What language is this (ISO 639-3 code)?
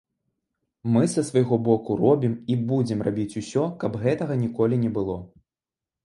bel